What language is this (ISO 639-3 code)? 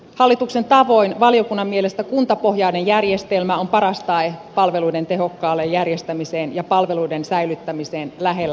fin